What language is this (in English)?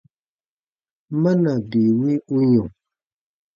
Baatonum